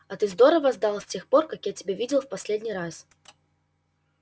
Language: Russian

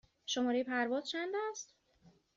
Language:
Persian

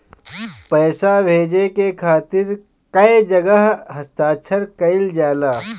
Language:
Bhojpuri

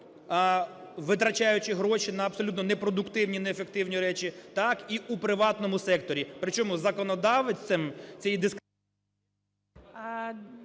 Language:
Ukrainian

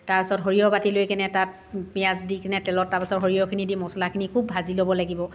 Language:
Assamese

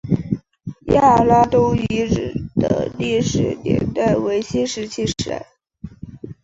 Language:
Chinese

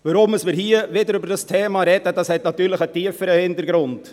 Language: Swiss German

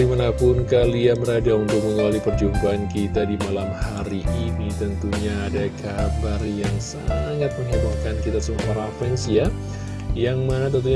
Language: Indonesian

